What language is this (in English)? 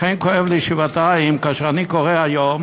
Hebrew